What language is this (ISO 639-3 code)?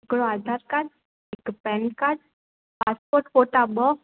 snd